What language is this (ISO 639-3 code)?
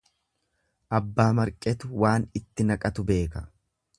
orm